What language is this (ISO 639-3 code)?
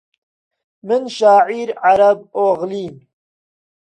ckb